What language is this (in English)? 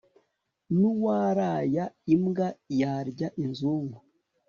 Kinyarwanda